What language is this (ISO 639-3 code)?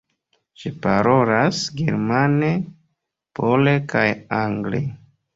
epo